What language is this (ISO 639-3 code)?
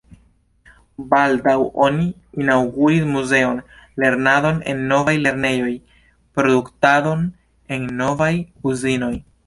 epo